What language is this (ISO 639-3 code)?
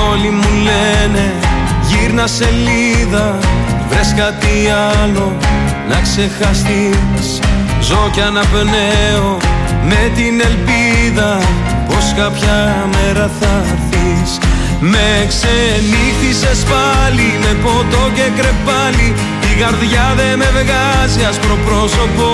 ell